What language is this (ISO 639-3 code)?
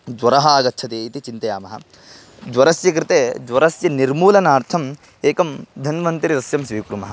san